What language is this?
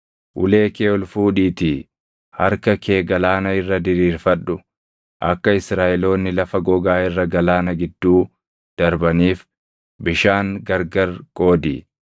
Oromo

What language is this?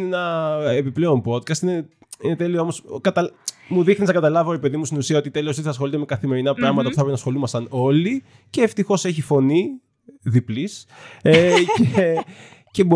Greek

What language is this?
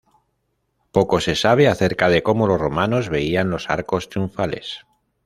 Spanish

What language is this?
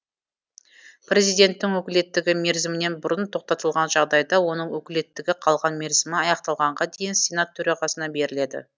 Kazakh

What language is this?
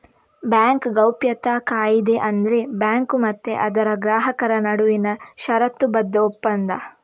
Kannada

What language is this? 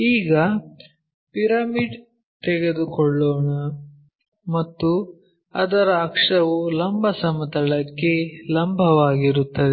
Kannada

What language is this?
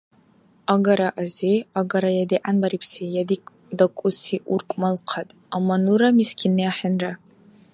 Dargwa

